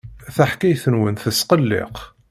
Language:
Kabyle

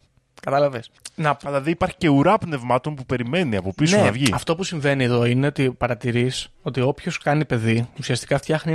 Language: Greek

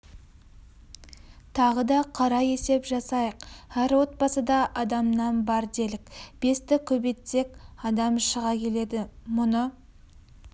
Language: Kazakh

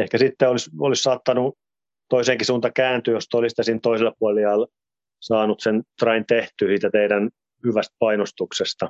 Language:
Finnish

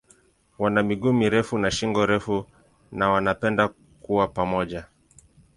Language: Swahili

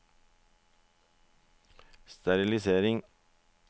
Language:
Norwegian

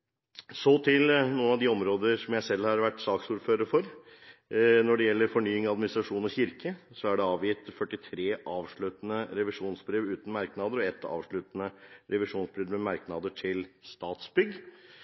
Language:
Norwegian Bokmål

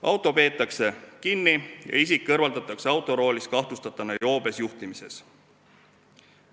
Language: Estonian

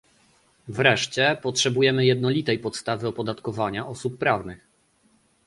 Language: Polish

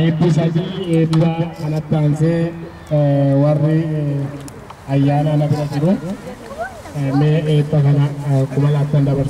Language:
Indonesian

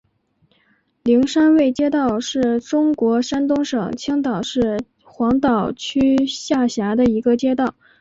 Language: Chinese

